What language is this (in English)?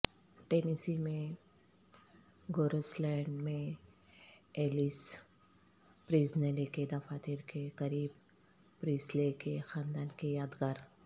Urdu